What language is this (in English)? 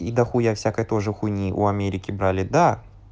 Russian